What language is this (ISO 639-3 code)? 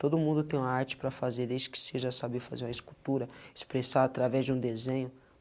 por